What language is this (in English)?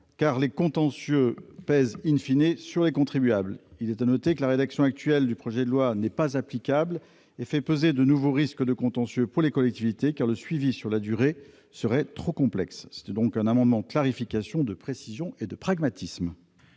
French